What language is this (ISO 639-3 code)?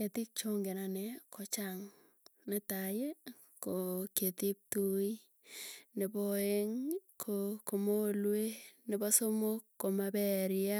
tuy